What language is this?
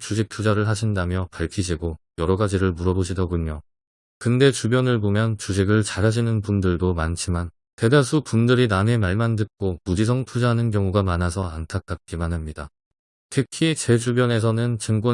Korean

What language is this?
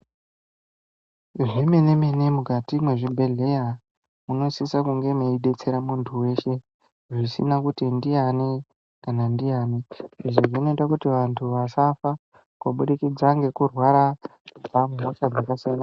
Ndau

